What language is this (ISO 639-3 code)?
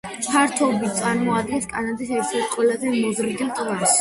kat